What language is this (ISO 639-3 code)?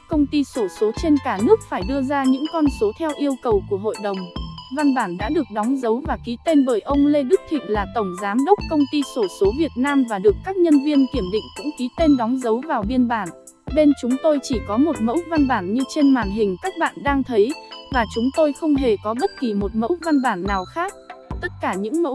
vie